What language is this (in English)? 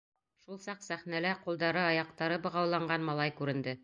Bashkir